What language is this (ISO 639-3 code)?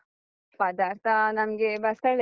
kan